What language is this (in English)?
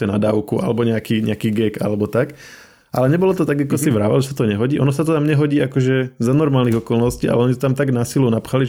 Slovak